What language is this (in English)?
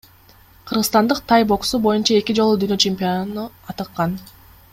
Kyrgyz